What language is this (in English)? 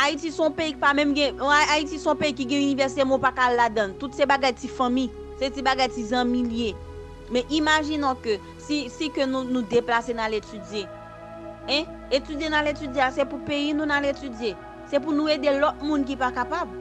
French